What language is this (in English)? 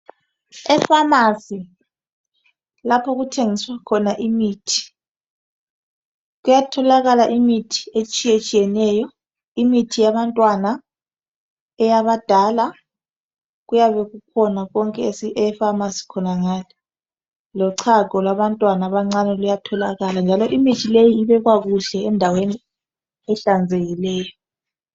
North Ndebele